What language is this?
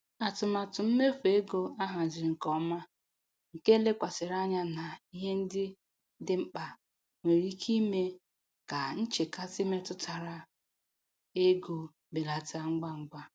Igbo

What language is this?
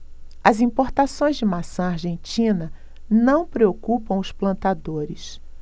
Portuguese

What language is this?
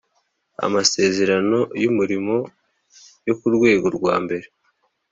Kinyarwanda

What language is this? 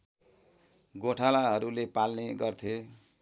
Nepali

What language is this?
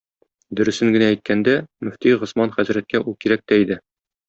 Tatar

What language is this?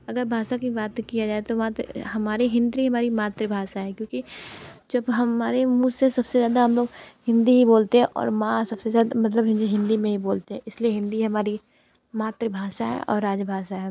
Hindi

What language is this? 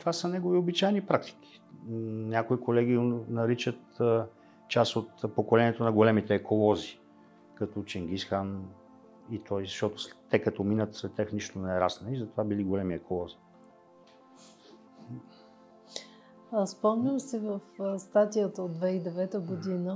Bulgarian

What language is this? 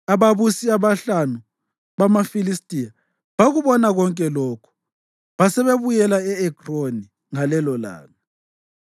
North Ndebele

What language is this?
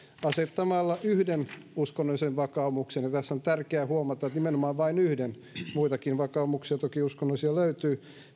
Finnish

